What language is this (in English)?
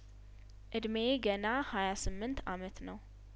Amharic